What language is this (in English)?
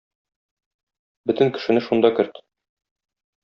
Tatar